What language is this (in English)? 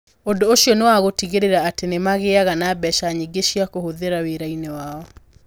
Kikuyu